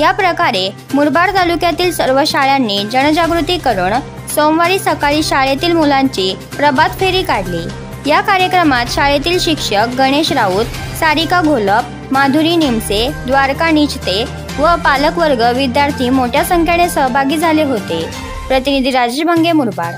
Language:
Romanian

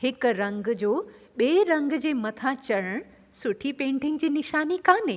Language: Sindhi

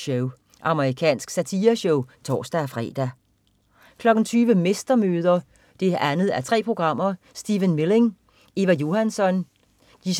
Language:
Danish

